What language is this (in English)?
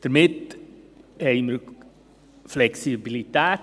Swiss German